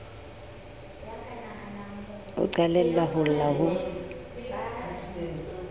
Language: Southern Sotho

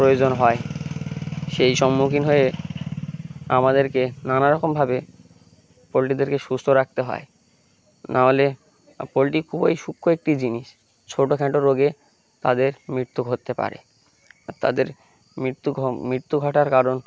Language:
Bangla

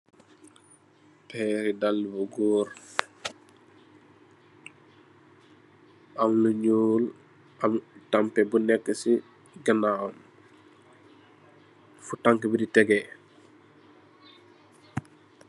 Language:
Wolof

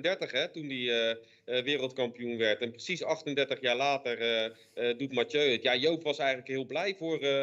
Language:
Dutch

